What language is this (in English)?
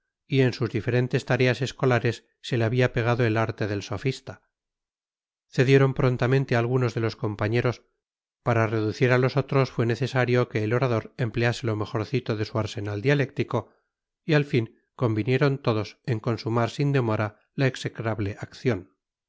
Spanish